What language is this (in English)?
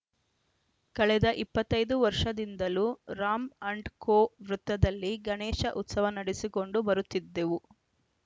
Kannada